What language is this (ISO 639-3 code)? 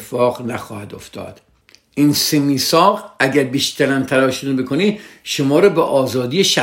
fas